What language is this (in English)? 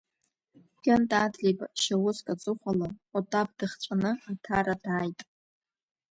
Abkhazian